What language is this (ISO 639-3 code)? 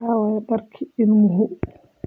som